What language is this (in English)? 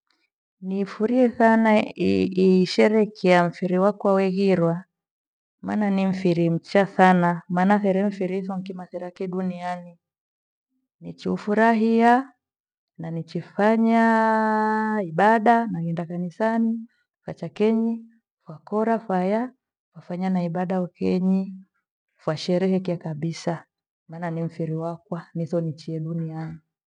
Gweno